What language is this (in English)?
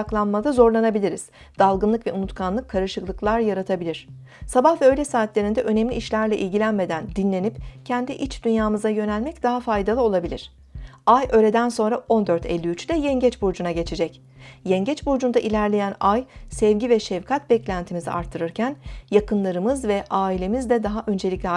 Turkish